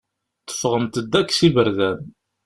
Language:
Kabyle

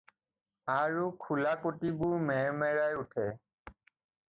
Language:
Assamese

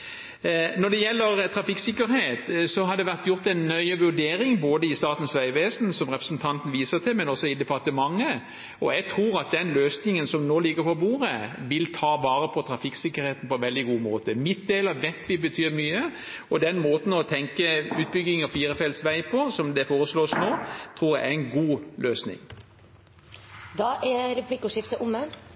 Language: Norwegian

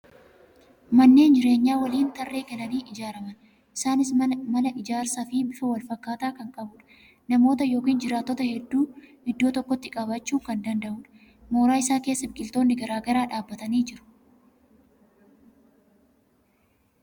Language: Oromo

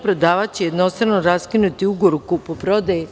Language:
Serbian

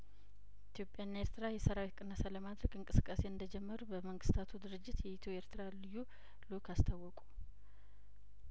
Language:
Amharic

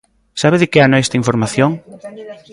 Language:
Galician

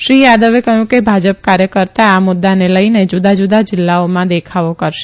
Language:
Gujarati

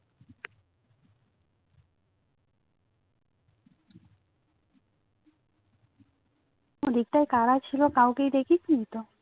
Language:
Bangla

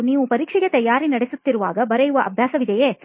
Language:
Kannada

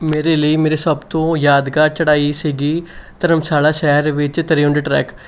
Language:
Punjabi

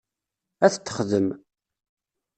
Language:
Kabyle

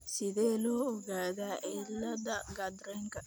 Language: Somali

